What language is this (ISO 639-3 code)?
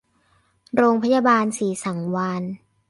tha